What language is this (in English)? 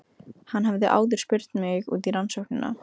Icelandic